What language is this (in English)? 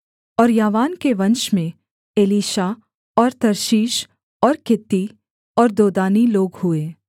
Hindi